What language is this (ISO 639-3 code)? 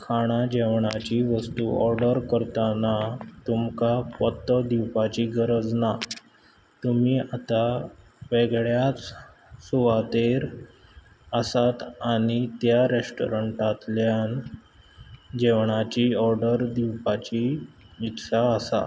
kok